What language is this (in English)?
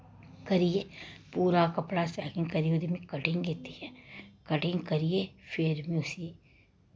Dogri